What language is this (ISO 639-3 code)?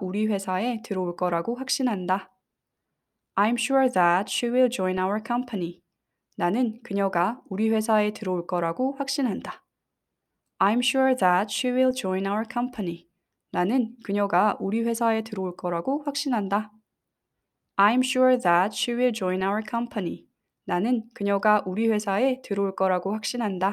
kor